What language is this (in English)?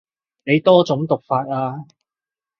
Cantonese